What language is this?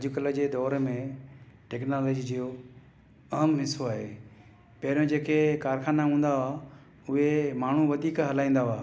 Sindhi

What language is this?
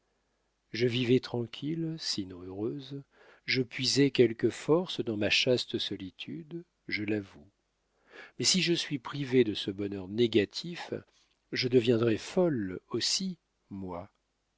French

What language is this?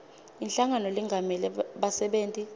Swati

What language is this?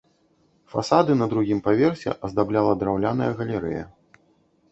Belarusian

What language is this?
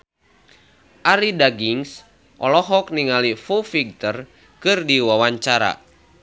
Sundanese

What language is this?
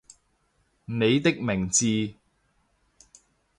Cantonese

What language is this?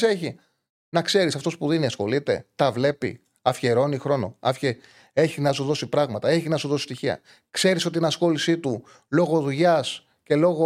Greek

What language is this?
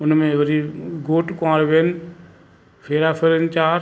Sindhi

